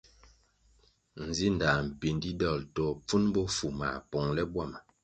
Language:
Kwasio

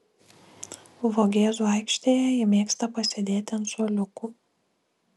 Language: Lithuanian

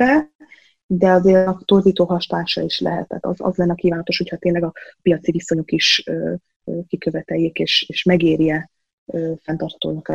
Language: Hungarian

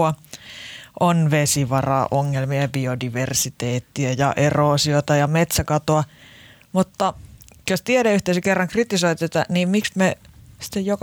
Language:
Finnish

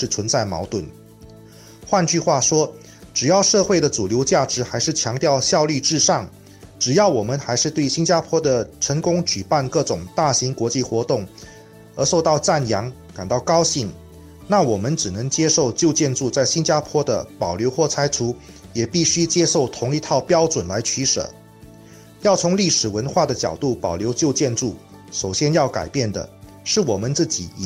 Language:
Chinese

